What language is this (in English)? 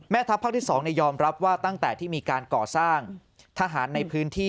Thai